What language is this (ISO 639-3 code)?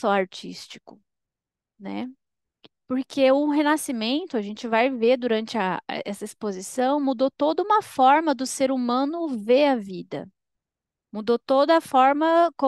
por